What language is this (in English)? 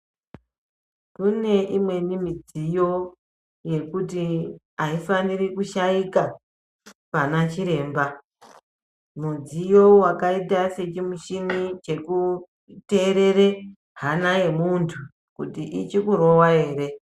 Ndau